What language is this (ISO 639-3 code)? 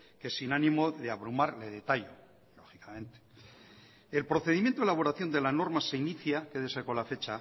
spa